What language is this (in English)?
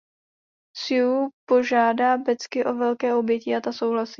Czech